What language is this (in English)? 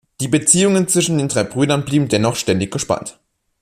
German